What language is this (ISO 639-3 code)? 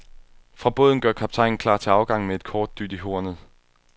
dan